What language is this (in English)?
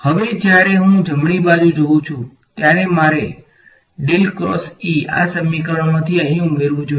Gujarati